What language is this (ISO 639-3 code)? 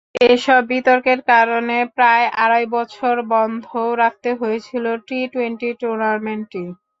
ben